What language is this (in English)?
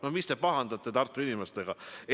Estonian